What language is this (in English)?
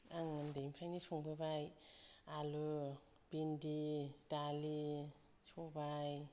Bodo